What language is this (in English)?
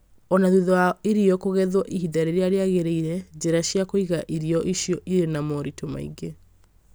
Kikuyu